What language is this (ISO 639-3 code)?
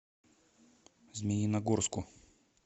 rus